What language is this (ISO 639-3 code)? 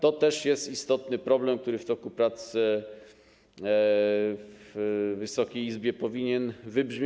pol